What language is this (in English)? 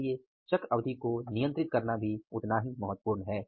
Hindi